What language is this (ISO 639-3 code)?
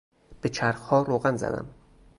fas